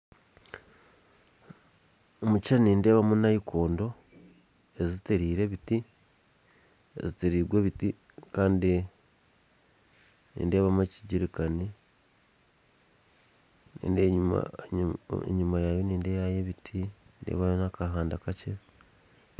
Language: Nyankole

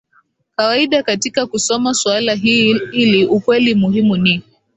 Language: Swahili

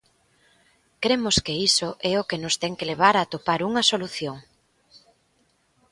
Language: Galician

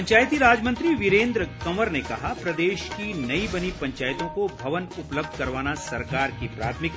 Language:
Hindi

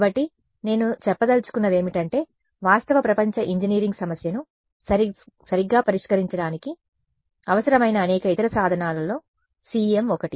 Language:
Telugu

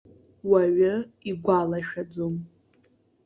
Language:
Abkhazian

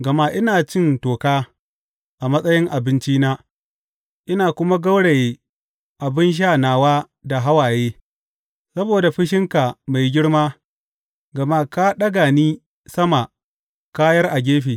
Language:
Hausa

